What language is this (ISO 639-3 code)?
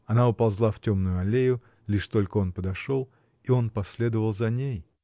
rus